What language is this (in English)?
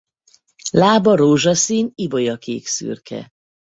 Hungarian